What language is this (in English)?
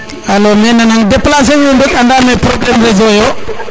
Serer